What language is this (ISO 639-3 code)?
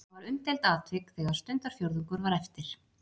isl